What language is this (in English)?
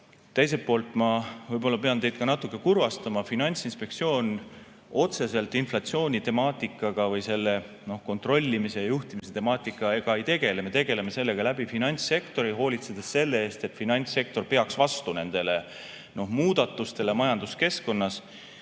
Estonian